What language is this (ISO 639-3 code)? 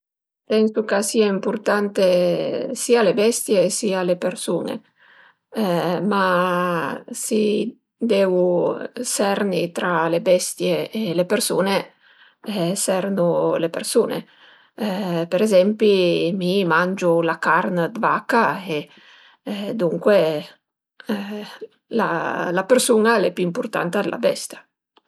pms